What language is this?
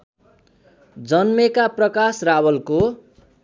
Nepali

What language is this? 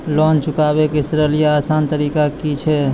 Maithili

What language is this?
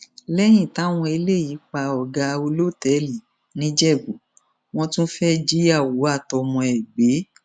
Yoruba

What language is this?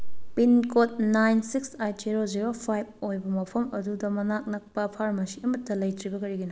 Manipuri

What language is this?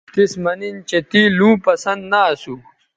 Bateri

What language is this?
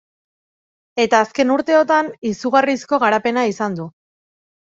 Basque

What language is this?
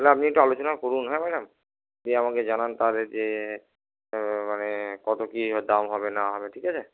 Bangla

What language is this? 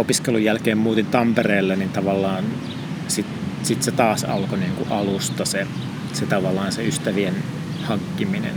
Finnish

